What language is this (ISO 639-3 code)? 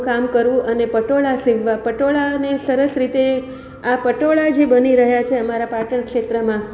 guj